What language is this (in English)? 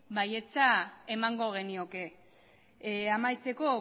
Basque